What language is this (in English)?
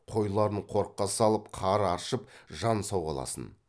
Kazakh